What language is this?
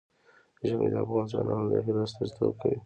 Pashto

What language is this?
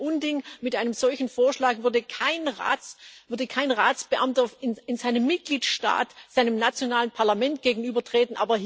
German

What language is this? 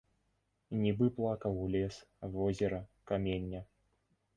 Belarusian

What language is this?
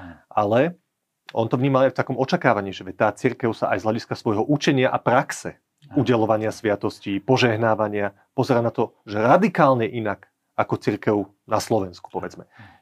Slovak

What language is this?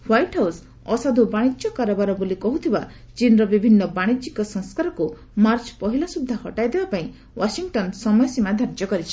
Odia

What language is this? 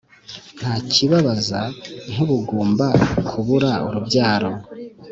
Kinyarwanda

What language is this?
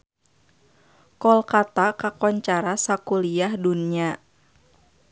Sundanese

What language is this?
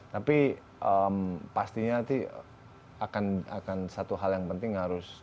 Indonesian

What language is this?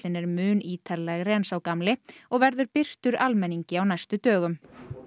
Icelandic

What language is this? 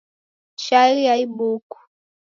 Taita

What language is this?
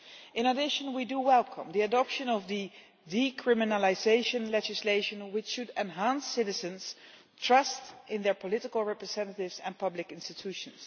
English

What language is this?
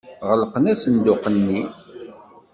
Kabyle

